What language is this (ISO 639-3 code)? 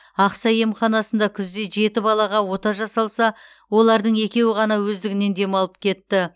kaz